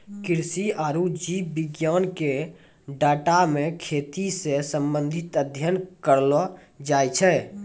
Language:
Maithili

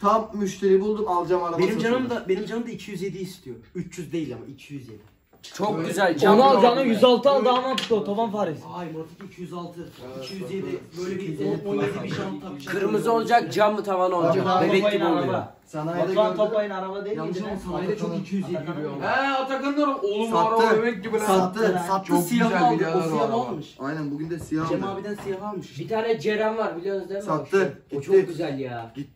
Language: Turkish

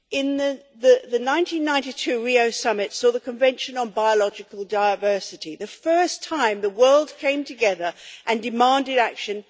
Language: English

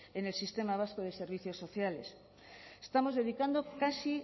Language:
Spanish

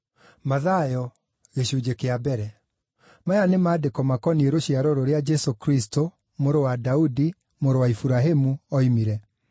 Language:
Kikuyu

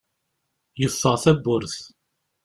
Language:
Kabyle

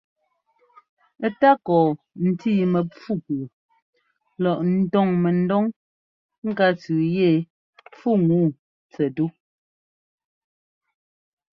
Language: Ngomba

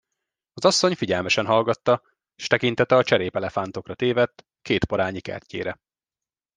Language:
Hungarian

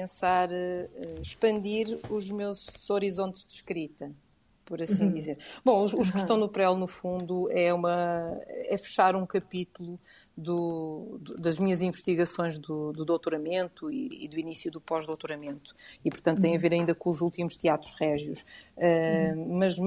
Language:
Portuguese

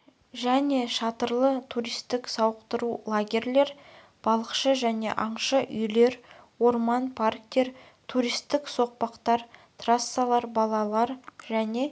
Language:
Kazakh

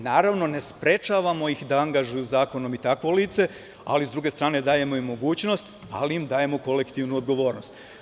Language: Serbian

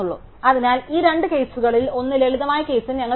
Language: Malayalam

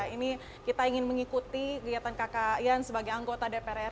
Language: Indonesian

